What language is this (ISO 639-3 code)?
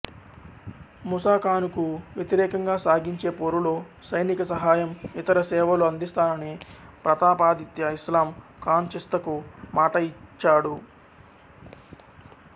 tel